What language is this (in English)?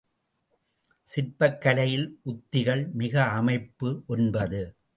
Tamil